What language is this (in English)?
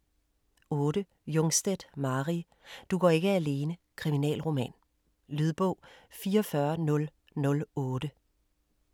Danish